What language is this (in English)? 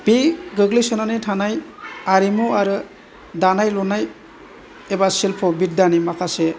Bodo